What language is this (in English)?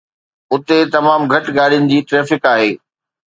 Sindhi